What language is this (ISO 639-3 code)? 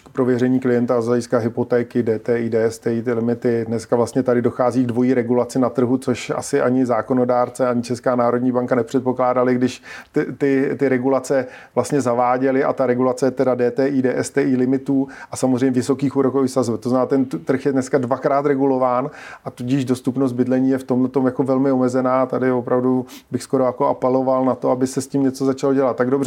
ces